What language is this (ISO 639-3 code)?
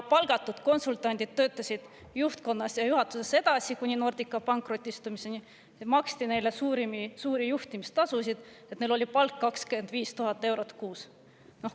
est